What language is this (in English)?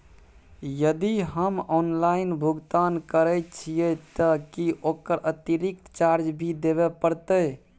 Maithili